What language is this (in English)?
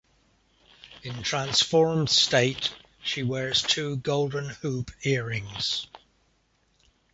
English